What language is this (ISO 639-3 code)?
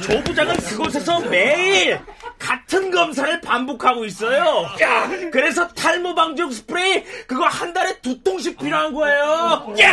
kor